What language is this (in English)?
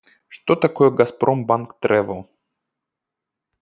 Russian